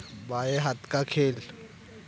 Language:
Marathi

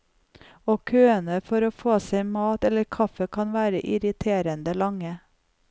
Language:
Norwegian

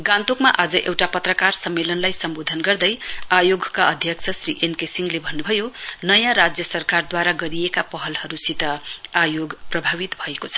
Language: Nepali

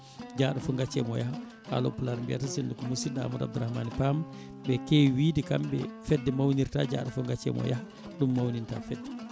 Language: Fula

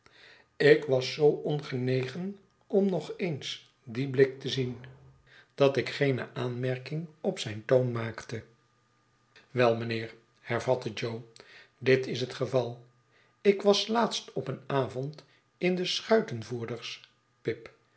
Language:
Dutch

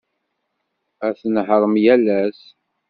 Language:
Kabyle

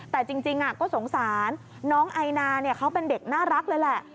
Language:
Thai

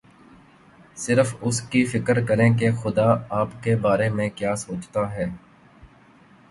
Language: Urdu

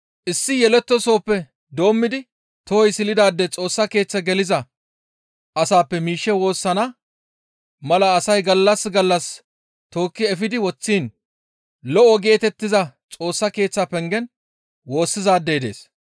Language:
Gamo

